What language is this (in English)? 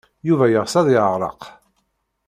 Kabyle